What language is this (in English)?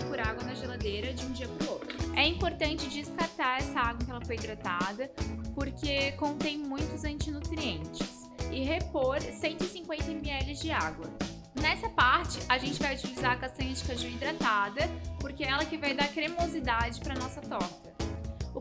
Portuguese